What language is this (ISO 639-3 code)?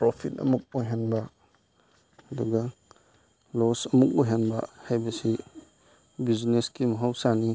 mni